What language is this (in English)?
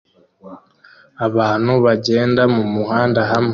Kinyarwanda